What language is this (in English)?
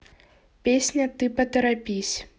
Russian